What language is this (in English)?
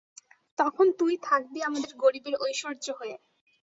Bangla